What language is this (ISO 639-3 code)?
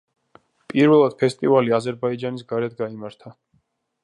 kat